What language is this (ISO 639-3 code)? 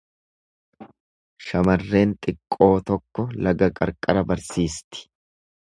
orm